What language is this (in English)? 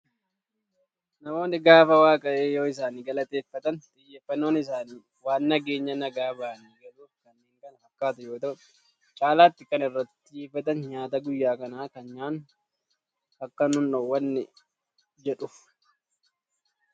Oromo